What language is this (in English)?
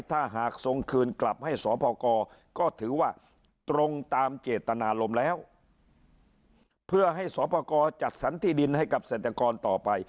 Thai